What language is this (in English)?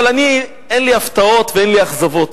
Hebrew